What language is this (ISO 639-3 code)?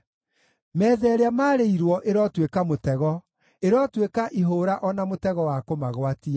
kik